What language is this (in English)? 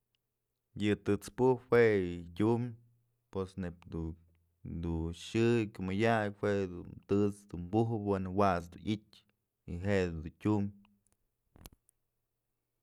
Mazatlán Mixe